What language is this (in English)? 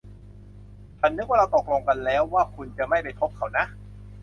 Thai